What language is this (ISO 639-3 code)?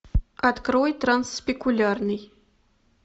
rus